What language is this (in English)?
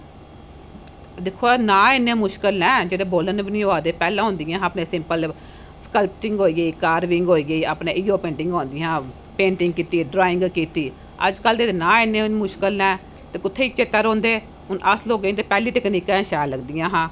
Dogri